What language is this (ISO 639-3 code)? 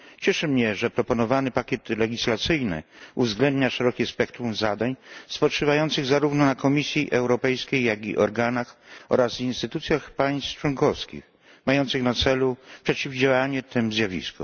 pol